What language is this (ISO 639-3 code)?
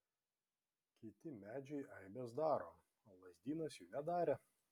lit